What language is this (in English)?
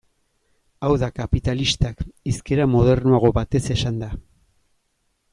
Basque